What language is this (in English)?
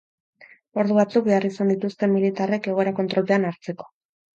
Basque